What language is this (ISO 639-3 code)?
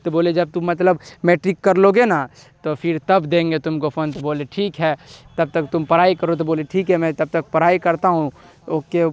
urd